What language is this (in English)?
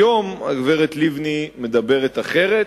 Hebrew